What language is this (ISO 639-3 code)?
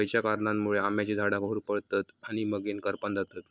mar